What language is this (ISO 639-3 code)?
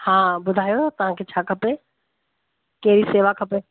snd